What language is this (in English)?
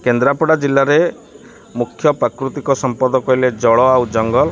Odia